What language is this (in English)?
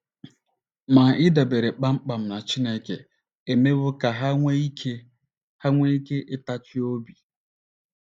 Igbo